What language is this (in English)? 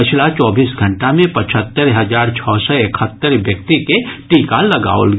Maithili